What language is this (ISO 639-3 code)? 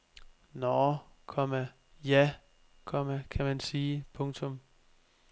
dan